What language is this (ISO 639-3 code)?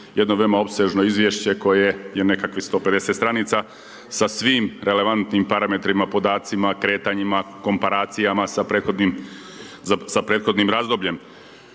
hrv